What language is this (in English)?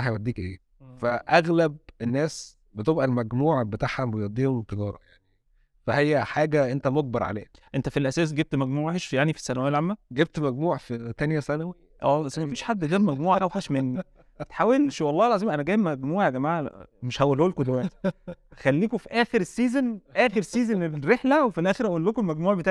Arabic